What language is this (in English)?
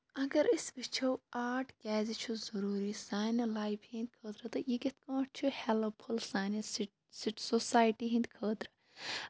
Kashmiri